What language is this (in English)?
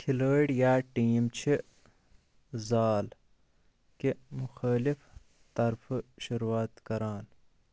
Kashmiri